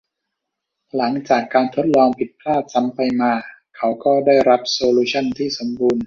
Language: Thai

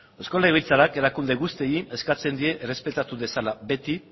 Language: Basque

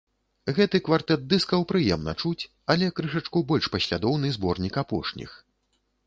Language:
Belarusian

